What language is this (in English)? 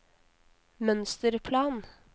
Norwegian